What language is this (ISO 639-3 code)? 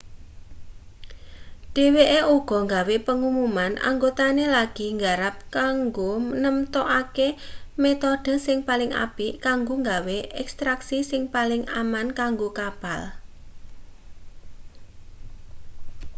jav